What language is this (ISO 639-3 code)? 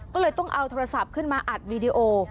tha